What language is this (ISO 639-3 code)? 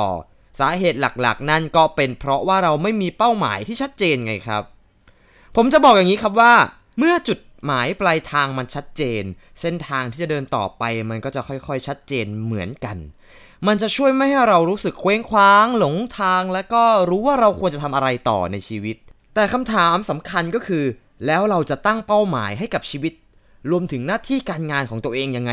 tha